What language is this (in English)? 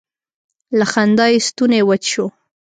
Pashto